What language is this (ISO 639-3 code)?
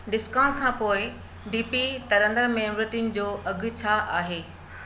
snd